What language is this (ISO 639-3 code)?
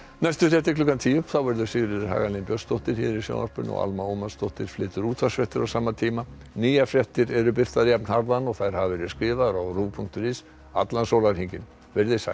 isl